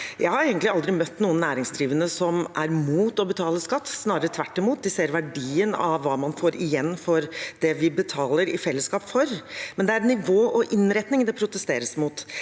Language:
Norwegian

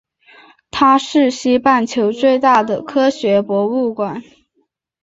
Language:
Chinese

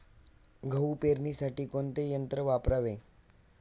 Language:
Marathi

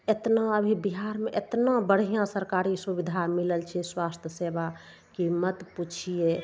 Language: Maithili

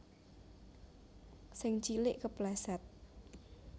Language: Javanese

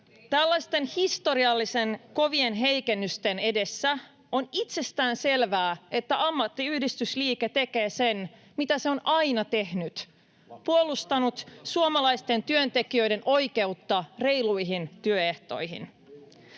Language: Finnish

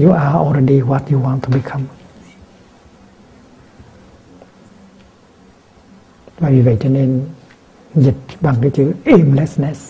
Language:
Vietnamese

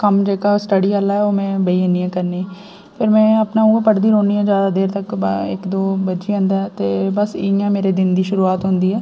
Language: Dogri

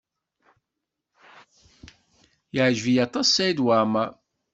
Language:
Kabyle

